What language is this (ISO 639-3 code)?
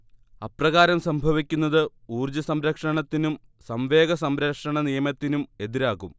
mal